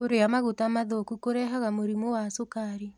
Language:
Kikuyu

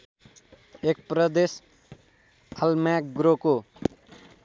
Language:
Nepali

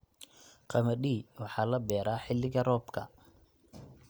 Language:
Somali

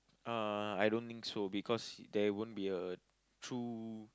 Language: English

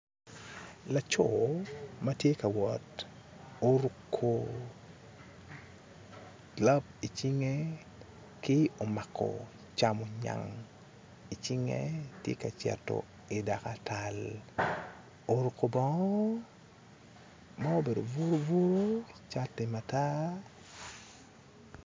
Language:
Acoli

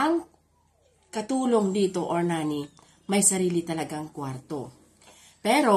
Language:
Filipino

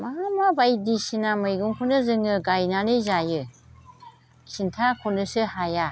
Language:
Bodo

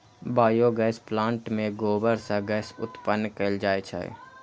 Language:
Maithili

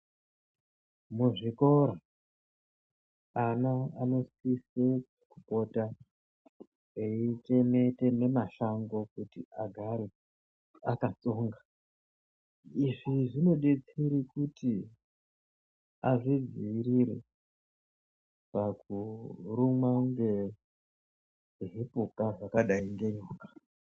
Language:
Ndau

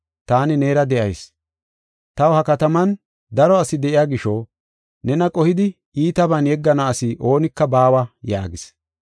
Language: Gofa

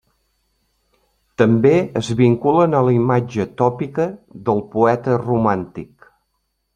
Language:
Catalan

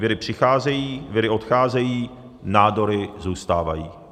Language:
Czech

